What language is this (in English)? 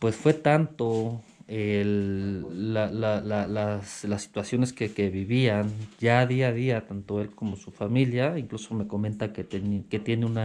Spanish